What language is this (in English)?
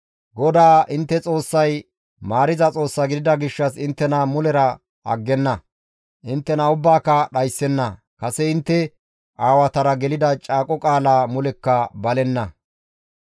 Gamo